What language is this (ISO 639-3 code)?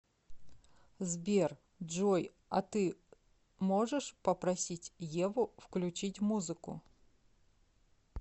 rus